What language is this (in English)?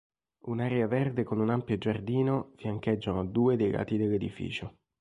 Italian